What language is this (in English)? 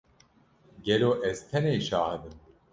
Kurdish